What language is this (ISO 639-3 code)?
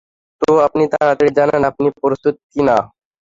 ben